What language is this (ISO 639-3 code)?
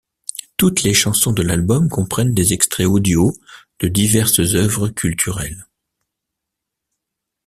fra